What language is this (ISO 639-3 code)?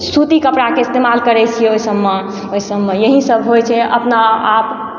mai